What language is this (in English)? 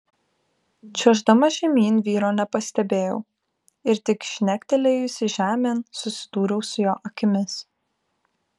Lithuanian